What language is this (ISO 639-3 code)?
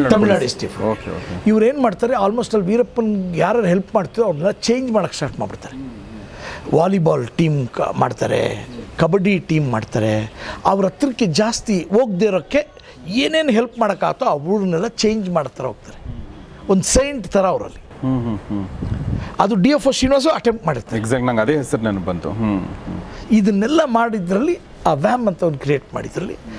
eng